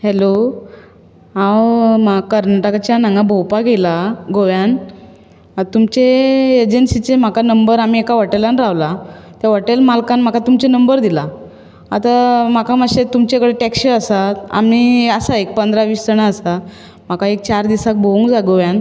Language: Konkani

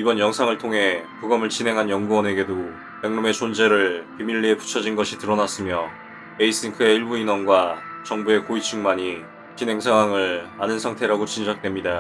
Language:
English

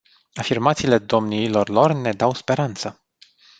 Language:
Romanian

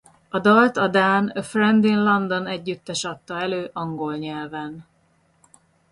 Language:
Hungarian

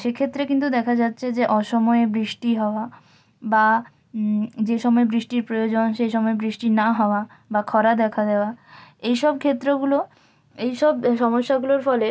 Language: Bangla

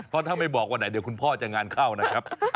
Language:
Thai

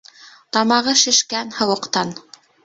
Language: Bashkir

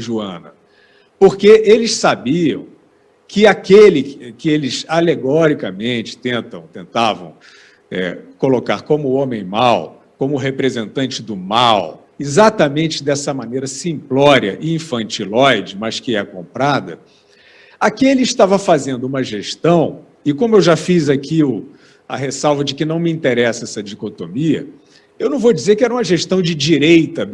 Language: Portuguese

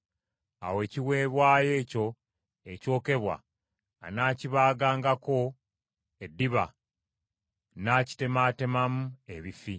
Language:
Ganda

